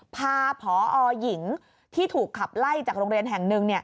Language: Thai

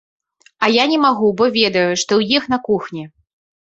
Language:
Belarusian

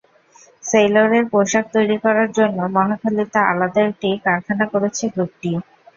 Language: Bangla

